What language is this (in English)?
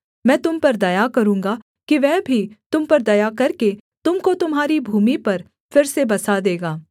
Hindi